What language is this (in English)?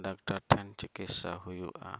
Santali